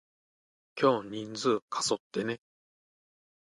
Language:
Japanese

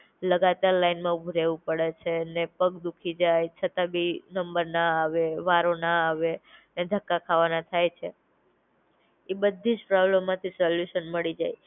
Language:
Gujarati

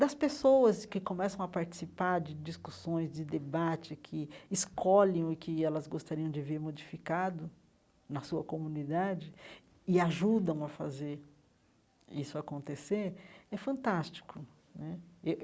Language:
Portuguese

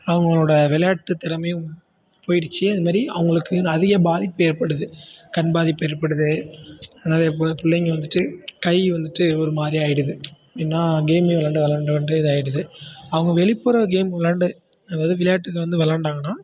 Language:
Tamil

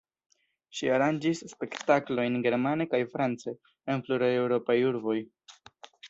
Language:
Esperanto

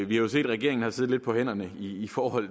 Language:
Danish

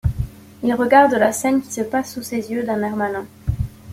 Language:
French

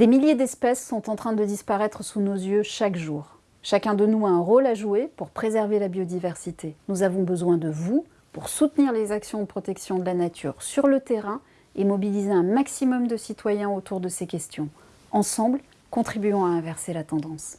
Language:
French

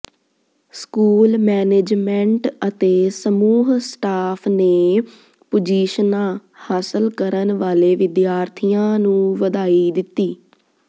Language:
Punjabi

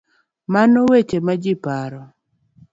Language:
Luo (Kenya and Tanzania)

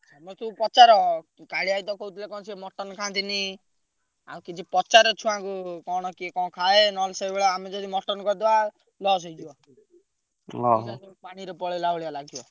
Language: Odia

